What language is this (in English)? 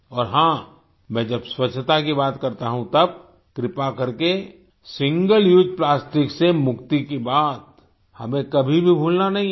Hindi